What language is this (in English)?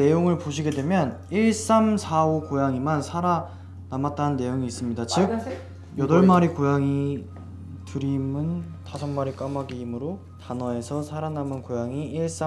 Korean